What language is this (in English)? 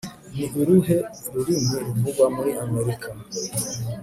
Kinyarwanda